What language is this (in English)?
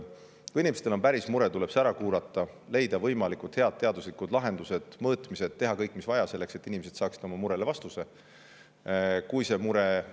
Estonian